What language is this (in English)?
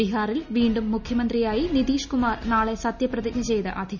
Malayalam